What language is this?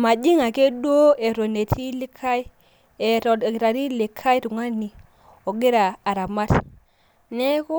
Masai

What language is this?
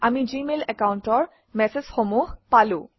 Assamese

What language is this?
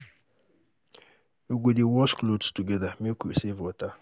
Nigerian Pidgin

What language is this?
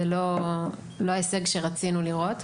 Hebrew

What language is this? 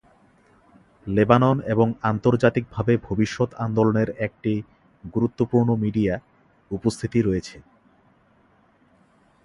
Bangla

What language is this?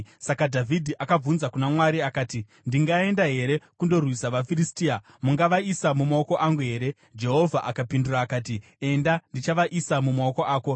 Shona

